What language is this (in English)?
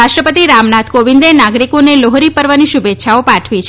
Gujarati